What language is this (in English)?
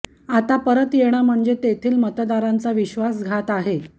Marathi